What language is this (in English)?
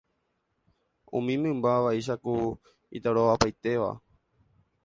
Guarani